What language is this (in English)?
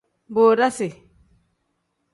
Tem